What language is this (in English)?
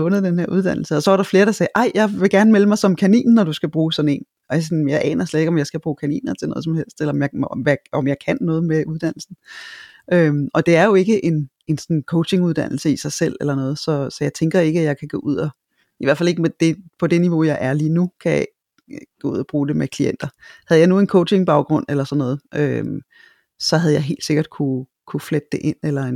Danish